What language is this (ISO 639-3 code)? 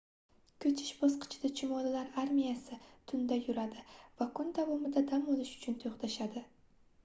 uzb